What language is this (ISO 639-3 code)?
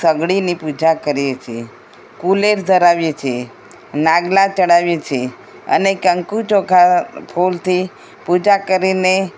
guj